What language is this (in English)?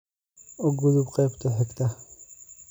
Somali